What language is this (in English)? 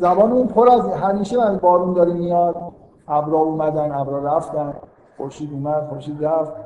Persian